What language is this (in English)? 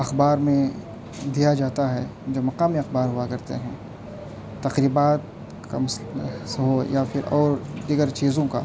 Urdu